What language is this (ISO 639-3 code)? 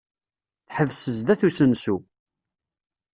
kab